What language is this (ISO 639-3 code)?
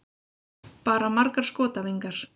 isl